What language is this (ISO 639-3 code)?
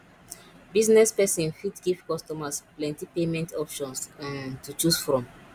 pcm